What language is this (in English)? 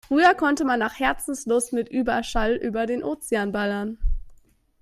German